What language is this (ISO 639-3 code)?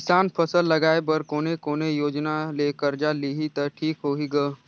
hne